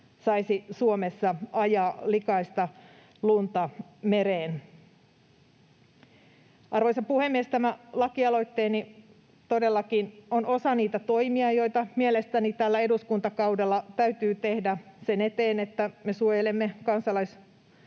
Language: Finnish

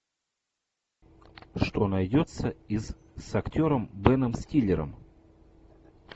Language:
Russian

